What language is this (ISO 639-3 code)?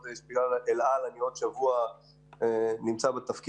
heb